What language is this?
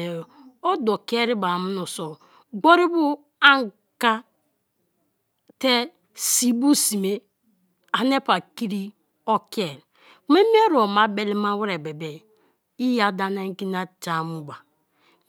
Kalabari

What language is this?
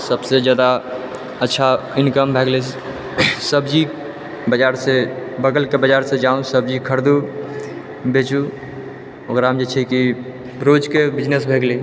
Maithili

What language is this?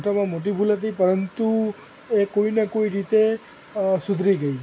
Gujarati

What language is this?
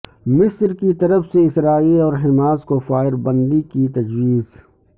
Urdu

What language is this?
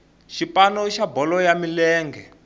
Tsonga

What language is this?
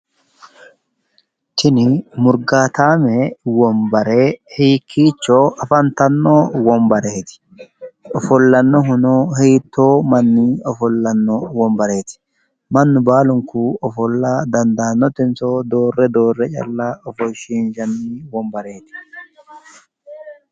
Sidamo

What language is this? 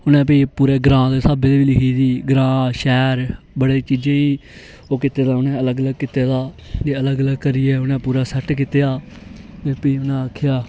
Dogri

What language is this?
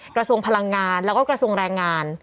Thai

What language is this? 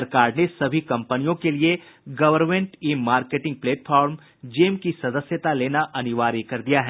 Hindi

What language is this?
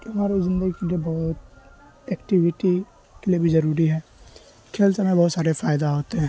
Urdu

